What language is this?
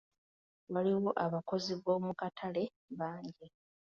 Ganda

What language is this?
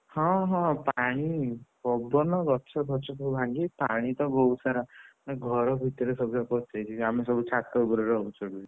Odia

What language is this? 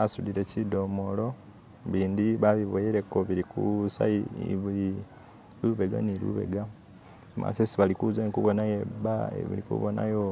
Masaaba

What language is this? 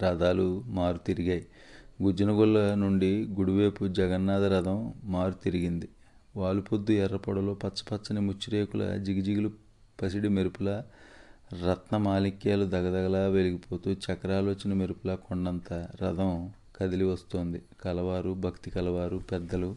Telugu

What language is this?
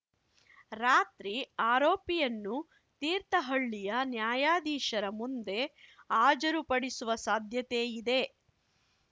Kannada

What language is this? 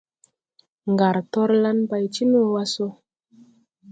Tupuri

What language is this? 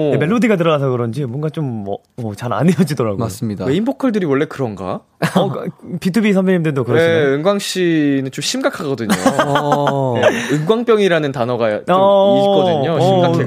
Korean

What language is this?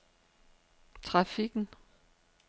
Danish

